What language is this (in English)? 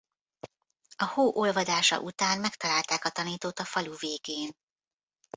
Hungarian